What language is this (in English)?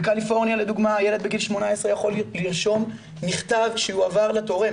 Hebrew